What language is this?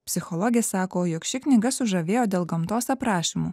Lithuanian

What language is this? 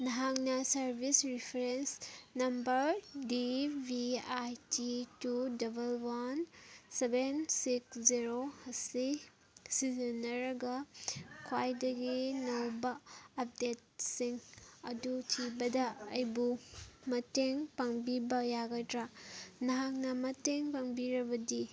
Manipuri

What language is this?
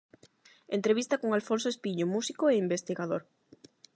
Galician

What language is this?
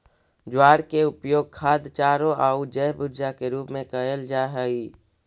Magahi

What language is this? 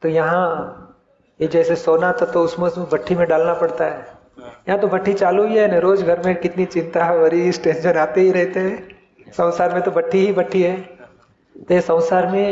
Hindi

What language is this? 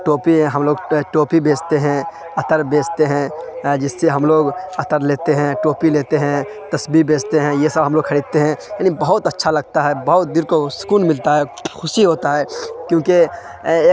Urdu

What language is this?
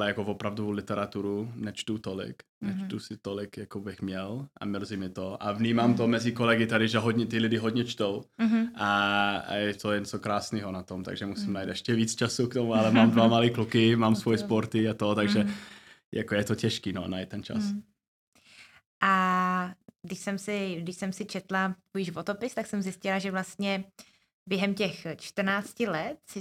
Czech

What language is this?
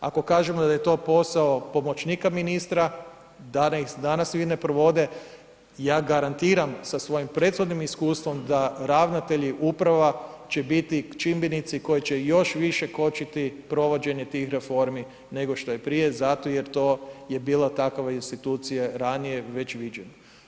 Croatian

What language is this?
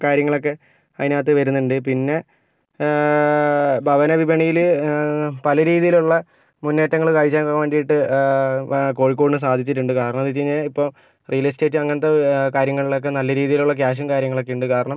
Malayalam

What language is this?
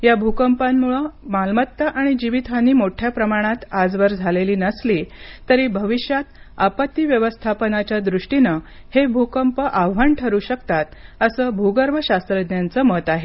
Marathi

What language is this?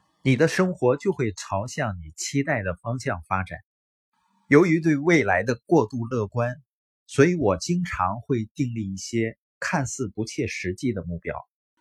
Chinese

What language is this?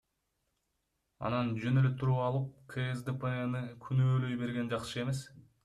Kyrgyz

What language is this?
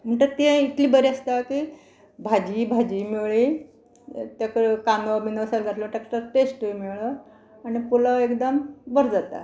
Konkani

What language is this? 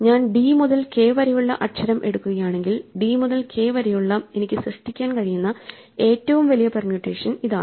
Malayalam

